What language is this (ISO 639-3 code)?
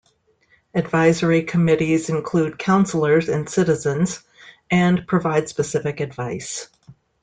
eng